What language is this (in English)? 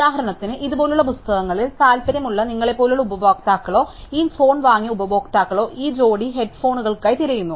Malayalam